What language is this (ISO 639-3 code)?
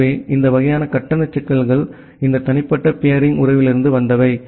tam